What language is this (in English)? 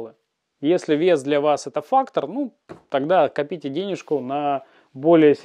Russian